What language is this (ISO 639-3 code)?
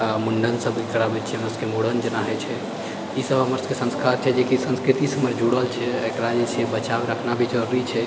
mai